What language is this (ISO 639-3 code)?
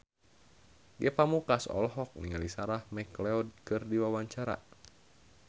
sun